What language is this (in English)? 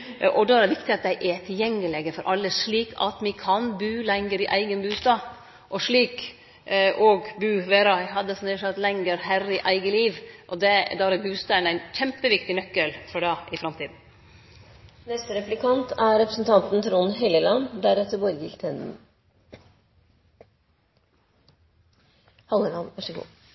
Norwegian